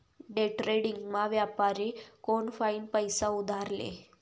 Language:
Marathi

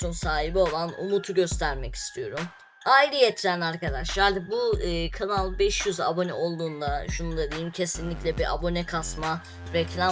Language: Turkish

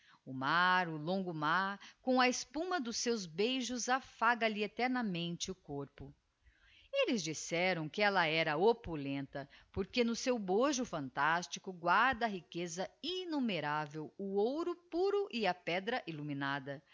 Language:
Portuguese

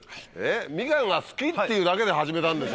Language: Japanese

